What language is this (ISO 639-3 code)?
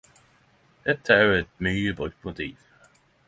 nno